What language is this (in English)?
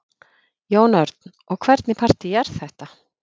Icelandic